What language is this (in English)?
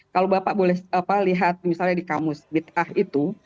Indonesian